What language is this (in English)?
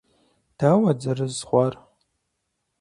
Kabardian